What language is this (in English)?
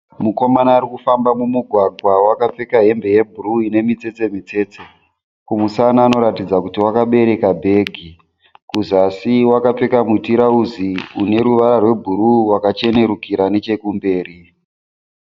Shona